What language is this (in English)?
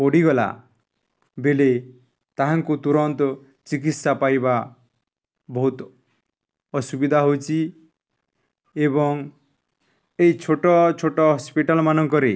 Odia